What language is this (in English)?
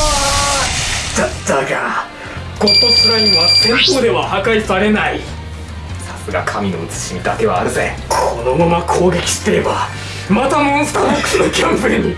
Japanese